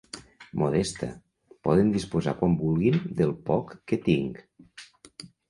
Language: Catalan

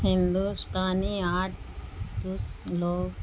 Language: Urdu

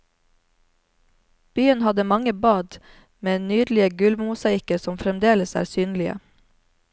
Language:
Norwegian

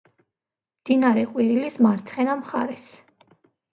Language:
Georgian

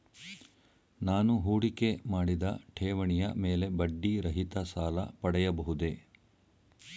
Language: Kannada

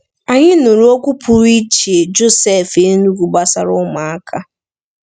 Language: Igbo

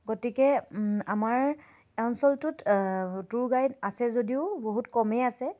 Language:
Assamese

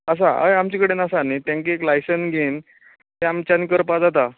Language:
Konkani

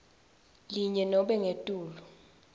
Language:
Swati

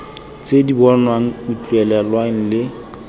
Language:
Tswana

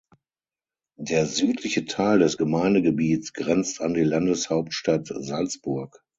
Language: German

